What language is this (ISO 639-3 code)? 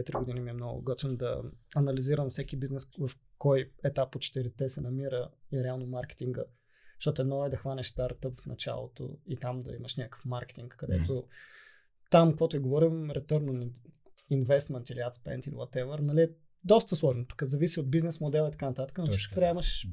bul